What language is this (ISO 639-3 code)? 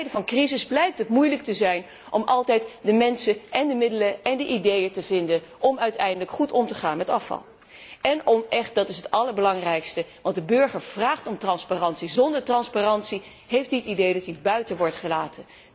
nld